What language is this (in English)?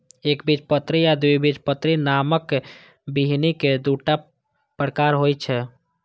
Maithili